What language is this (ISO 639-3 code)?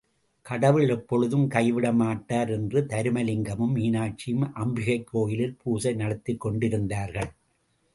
tam